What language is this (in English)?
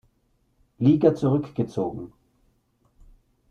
German